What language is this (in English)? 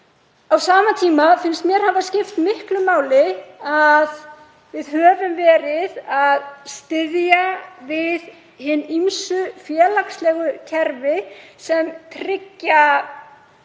Icelandic